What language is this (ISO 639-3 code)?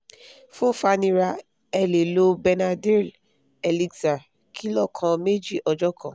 yor